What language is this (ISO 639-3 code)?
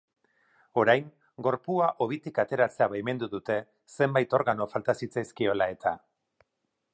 eus